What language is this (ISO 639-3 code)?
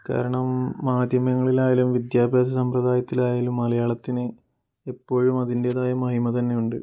mal